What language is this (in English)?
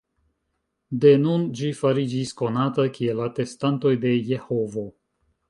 Esperanto